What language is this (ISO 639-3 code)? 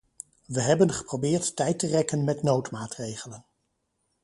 nld